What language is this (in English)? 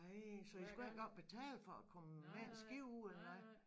Danish